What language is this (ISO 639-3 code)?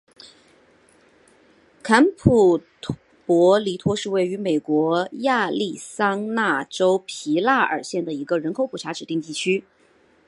zho